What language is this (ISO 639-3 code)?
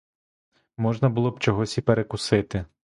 ukr